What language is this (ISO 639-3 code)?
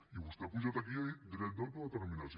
cat